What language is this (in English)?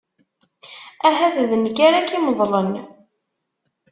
Kabyle